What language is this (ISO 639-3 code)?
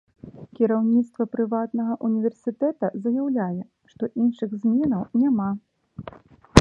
bel